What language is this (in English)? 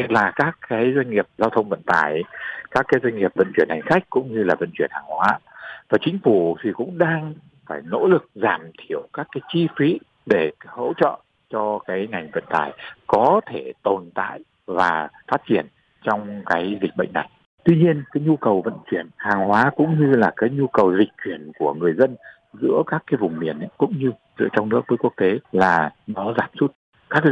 Vietnamese